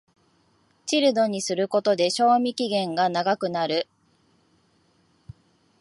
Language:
Japanese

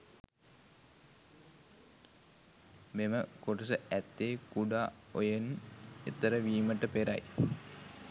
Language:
Sinhala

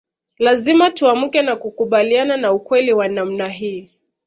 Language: Swahili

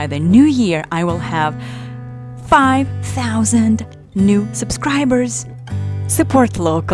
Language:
English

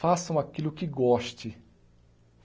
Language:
Portuguese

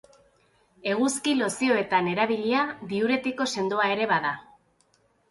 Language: Basque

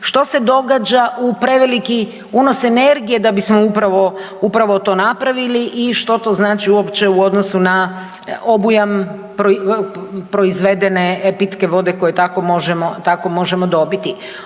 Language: Croatian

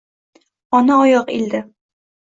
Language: Uzbek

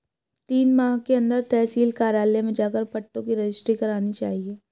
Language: Hindi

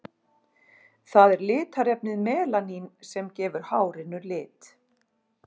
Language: Icelandic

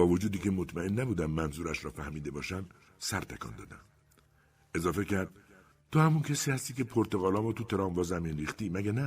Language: Persian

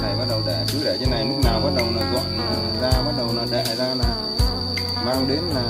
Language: Vietnamese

